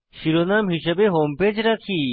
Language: Bangla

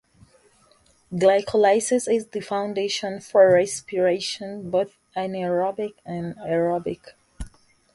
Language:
English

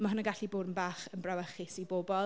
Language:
Welsh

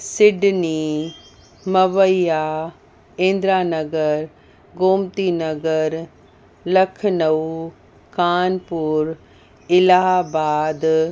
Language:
Sindhi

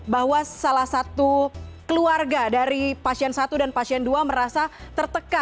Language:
Indonesian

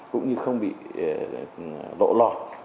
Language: Vietnamese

